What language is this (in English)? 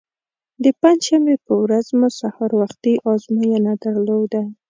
Pashto